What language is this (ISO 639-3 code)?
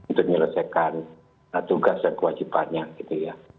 ind